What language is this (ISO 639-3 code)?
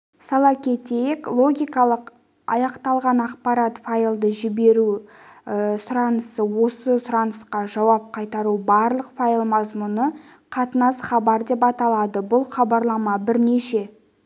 kaz